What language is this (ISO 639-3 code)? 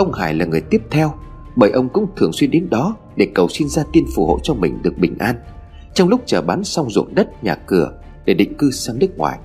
vie